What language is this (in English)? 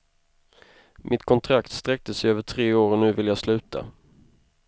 Swedish